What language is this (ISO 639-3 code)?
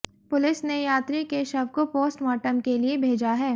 hin